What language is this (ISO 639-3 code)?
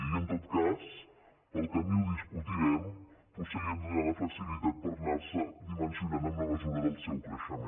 cat